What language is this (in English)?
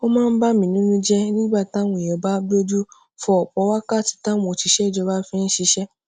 Yoruba